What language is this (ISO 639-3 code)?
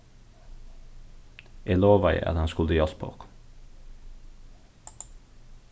fao